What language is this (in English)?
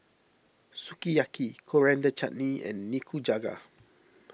English